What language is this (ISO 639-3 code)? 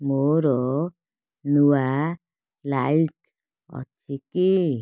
ori